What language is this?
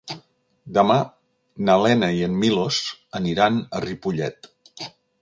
Catalan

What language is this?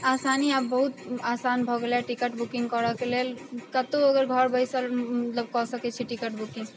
Maithili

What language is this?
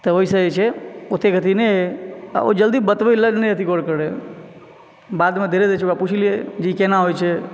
Maithili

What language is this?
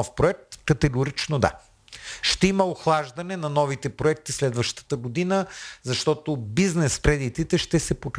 Bulgarian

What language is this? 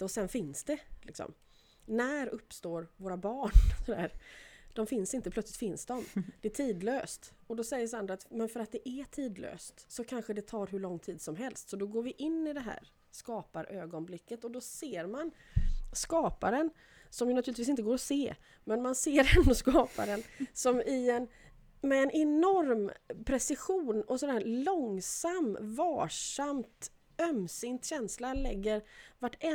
Swedish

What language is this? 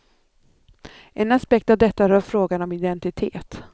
Swedish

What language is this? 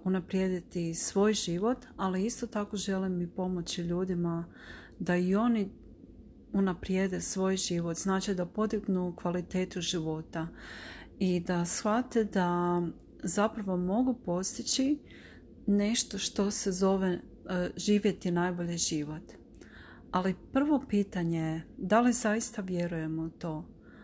Croatian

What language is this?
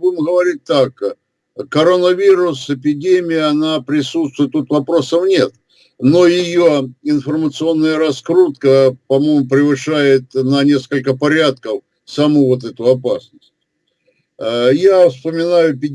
Russian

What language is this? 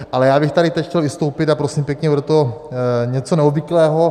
Czech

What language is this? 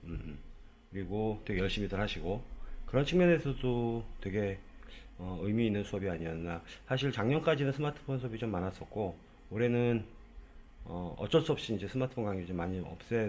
Korean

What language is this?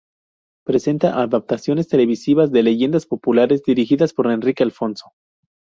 Spanish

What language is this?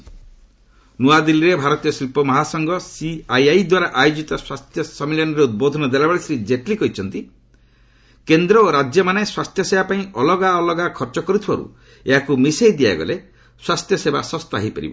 Odia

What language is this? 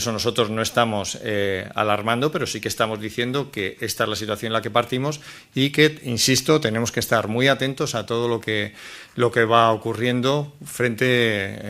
Spanish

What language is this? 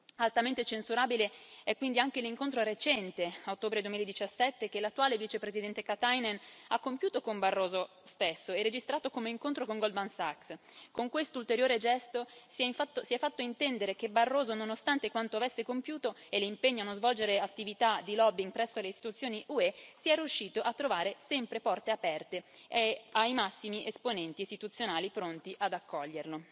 Italian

